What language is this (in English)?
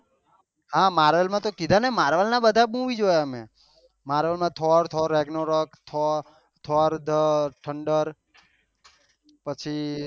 Gujarati